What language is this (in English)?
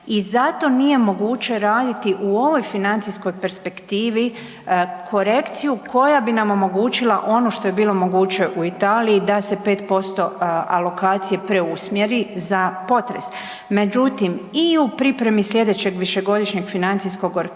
Croatian